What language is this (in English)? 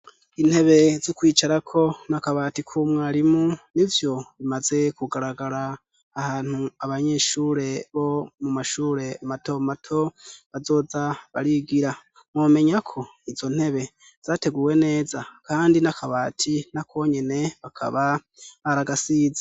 Rundi